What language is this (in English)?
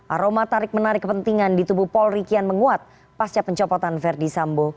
Indonesian